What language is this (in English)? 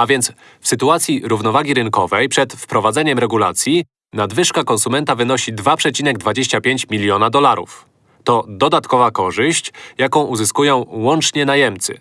Polish